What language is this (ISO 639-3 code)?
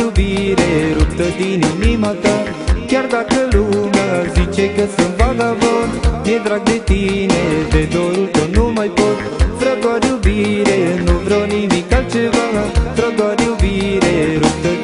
ron